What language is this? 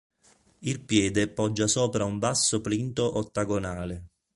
Italian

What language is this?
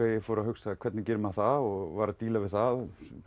Icelandic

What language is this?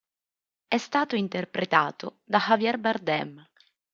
Italian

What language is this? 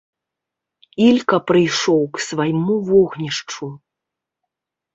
Belarusian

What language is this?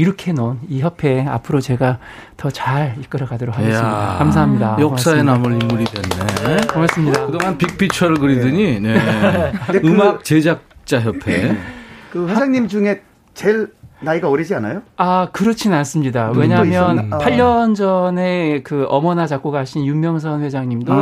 Korean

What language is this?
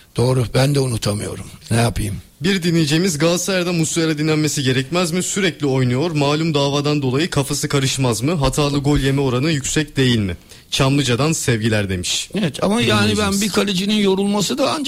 Turkish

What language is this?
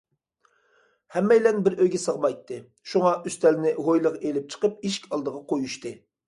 Uyghur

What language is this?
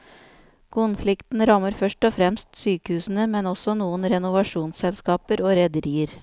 Norwegian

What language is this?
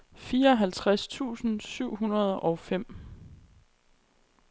Danish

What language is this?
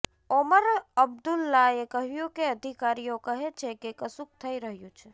Gujarati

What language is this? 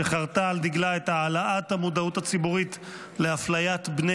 Hebrew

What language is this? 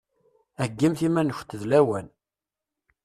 Kabyle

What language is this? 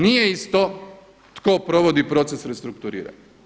Croatian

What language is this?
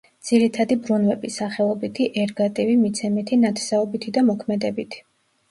Georgian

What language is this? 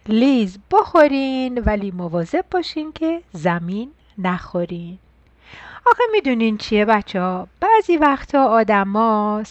Persian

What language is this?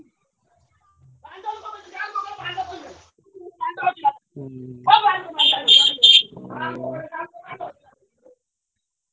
Odia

